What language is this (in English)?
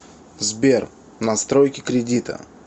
Russian